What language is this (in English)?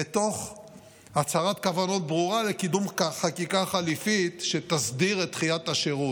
Hebrew